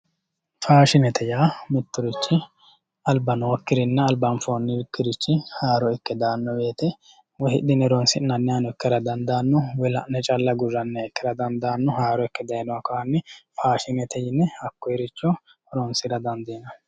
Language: Sidamo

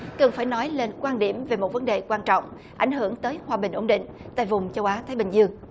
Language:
Vietnamese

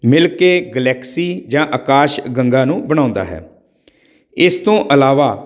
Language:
Punjabi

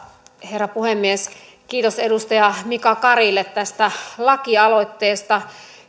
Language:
Finnish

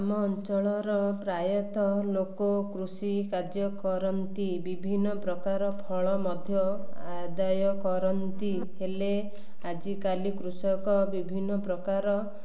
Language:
Odia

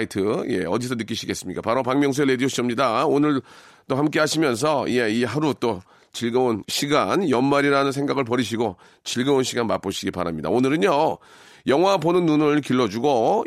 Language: Korean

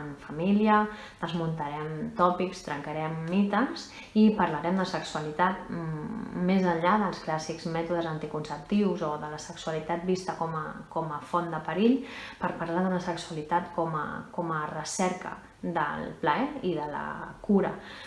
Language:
Catalan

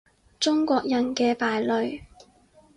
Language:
Cantonese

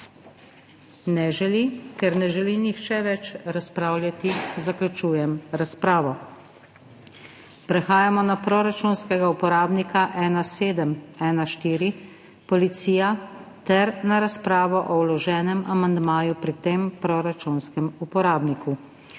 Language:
Slovenian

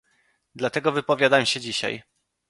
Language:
Polish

